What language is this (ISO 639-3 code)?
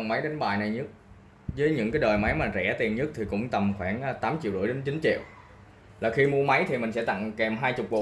vie